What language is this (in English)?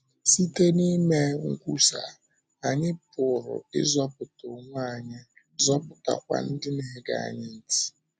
Igbo